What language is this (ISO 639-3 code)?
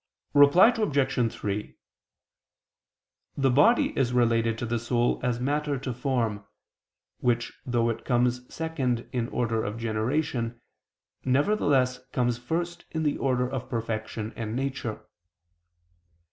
eng